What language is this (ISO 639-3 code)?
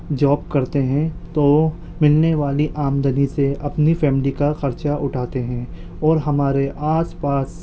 urd